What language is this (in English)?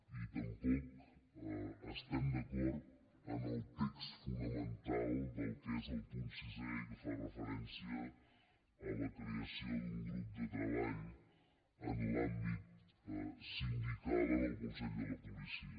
Catalan